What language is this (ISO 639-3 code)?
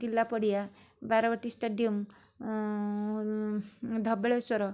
ori